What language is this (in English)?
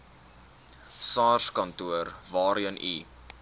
Afrikaans